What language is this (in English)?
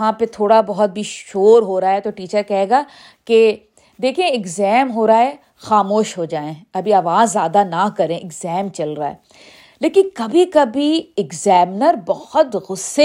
Urdu